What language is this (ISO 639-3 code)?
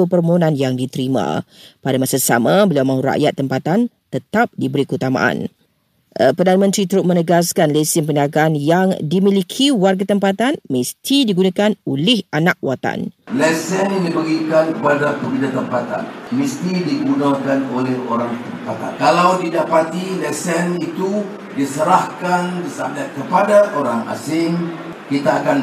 msa